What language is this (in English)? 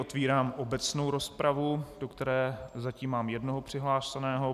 Czech